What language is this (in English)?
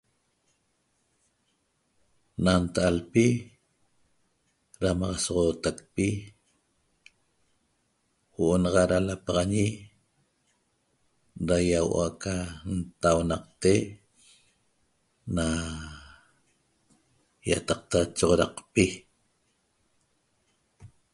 Toba